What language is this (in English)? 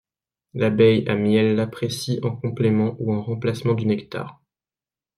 French